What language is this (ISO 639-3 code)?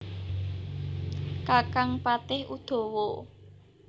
jav